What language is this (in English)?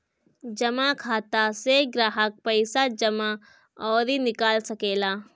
Bhojpuri